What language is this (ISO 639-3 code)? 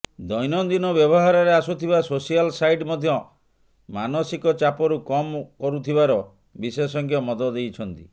ori